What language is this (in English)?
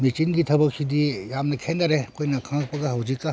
Manipuri